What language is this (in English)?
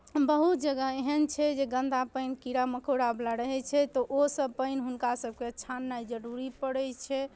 Maithili